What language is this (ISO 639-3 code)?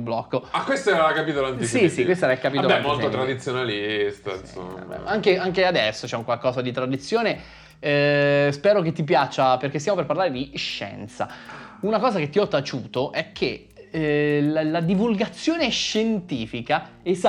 ita